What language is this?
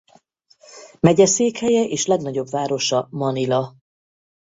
Hungarian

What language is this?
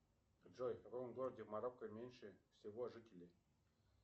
Russian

